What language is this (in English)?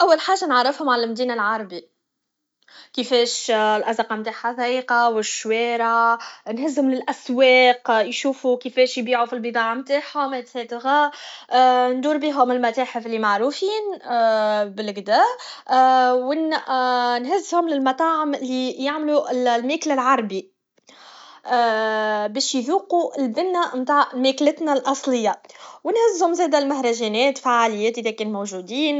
Tunisian Arabic